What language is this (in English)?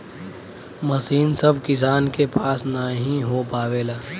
Bhojpuri